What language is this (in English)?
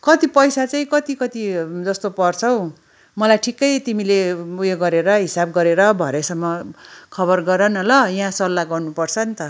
Nepali